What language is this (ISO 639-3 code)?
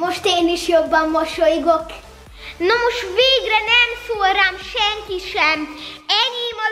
hun